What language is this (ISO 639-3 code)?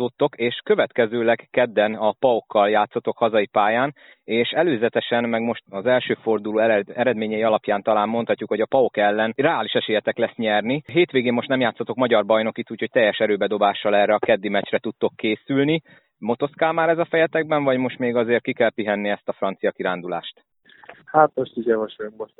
hun